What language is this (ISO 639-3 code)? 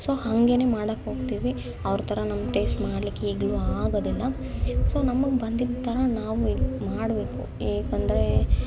kan